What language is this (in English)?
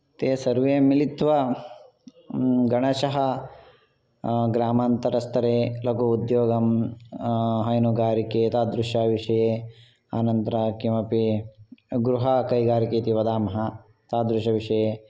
Sanskrit